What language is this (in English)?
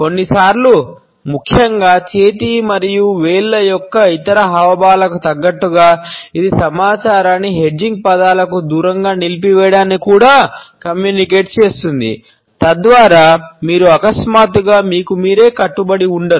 Telugu